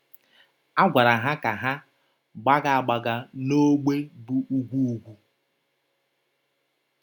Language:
Igbo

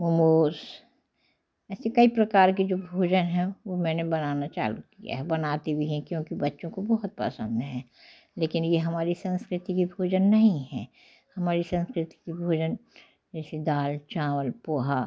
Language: Hindi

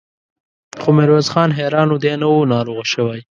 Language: Pashto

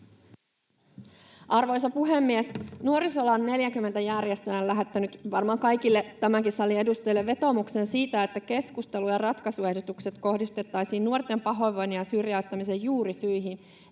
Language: Finnish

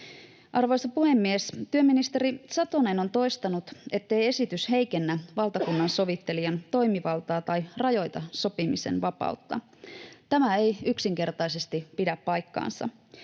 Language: Finnish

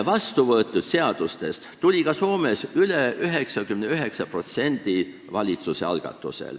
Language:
Estonian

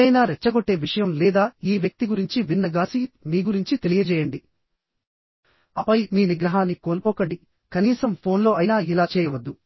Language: Telugu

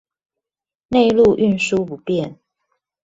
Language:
Chinese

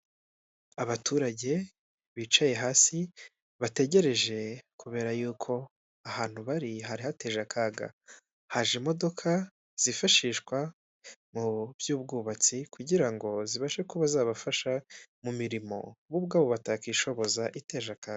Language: Kinyarwanda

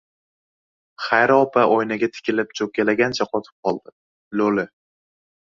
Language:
Uzbek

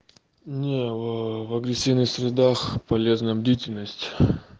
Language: Russian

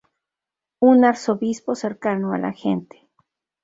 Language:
Spanish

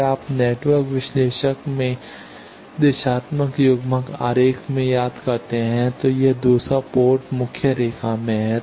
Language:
Hindi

